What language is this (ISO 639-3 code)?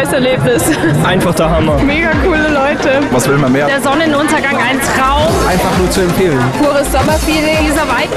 deu